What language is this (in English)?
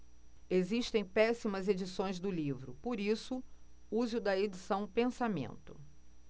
Portuguese